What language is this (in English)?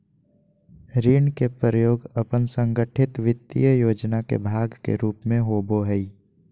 Magahi